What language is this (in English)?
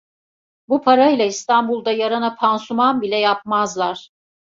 Turkish